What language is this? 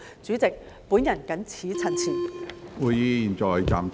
Cantonese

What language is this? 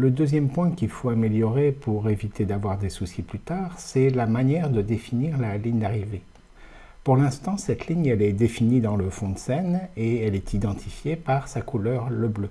French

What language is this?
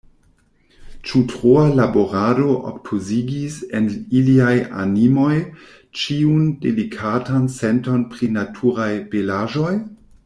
Esperanto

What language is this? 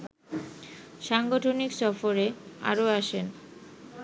Bangla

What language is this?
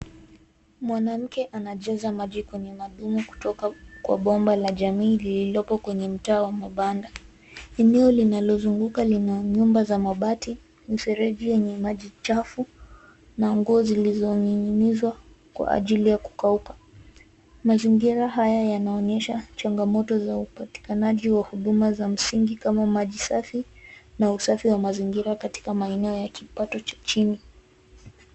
Swahili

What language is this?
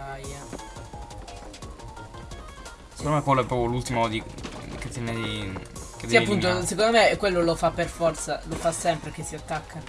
Italian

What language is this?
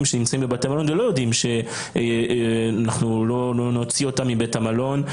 Hebrew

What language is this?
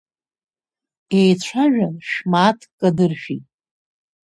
Abkhazian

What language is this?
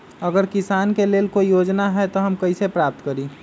Magahi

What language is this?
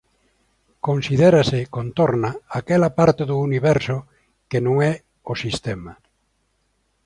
Galician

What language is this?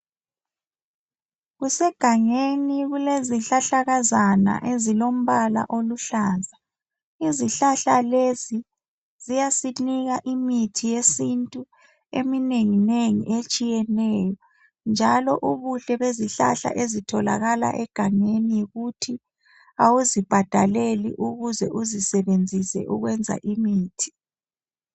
North Ndebele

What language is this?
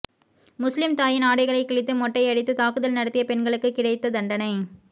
Tamil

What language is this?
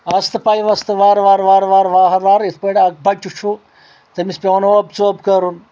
Kashmiri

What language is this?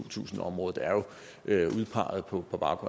Danish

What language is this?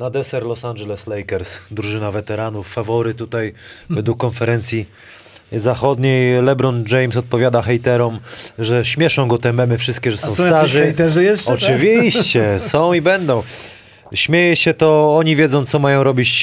Polish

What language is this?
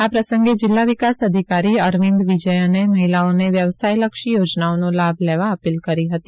Gujarati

